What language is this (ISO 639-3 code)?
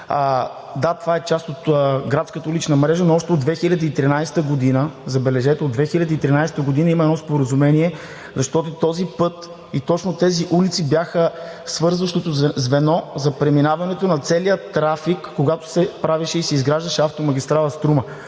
bul